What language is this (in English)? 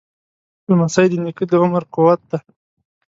Pashto